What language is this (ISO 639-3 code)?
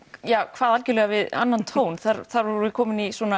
isl